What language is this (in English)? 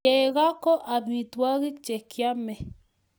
Kalenjin